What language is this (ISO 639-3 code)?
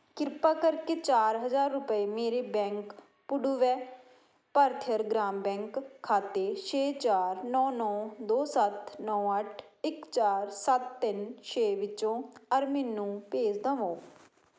pan